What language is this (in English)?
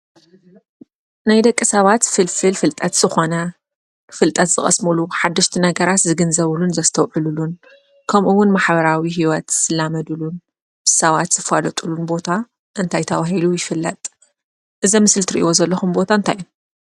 Tigrinya